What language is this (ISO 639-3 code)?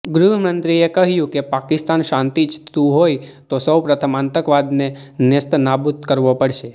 guj